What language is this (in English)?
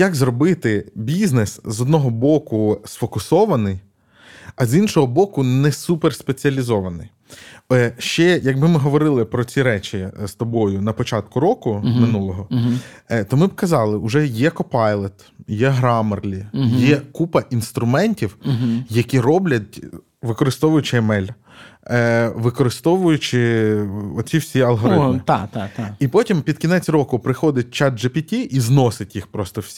Ukrainian